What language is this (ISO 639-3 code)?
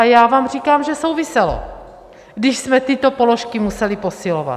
ces